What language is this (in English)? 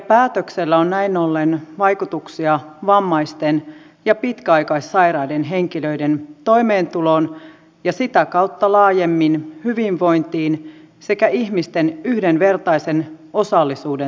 Finnish